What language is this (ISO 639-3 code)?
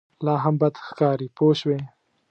pus